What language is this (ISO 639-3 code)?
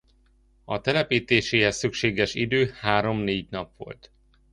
hun